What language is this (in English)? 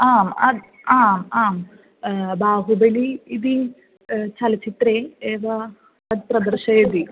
Sanskrit